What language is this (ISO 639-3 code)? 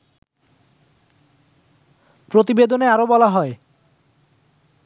ben